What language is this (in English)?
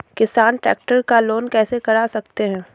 Hindi